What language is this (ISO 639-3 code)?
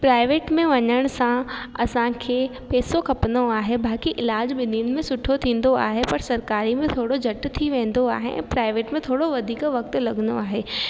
snd